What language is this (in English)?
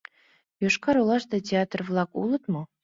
Mari